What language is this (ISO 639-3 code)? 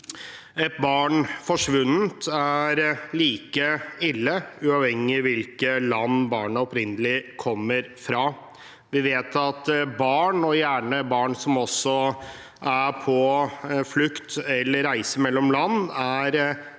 nor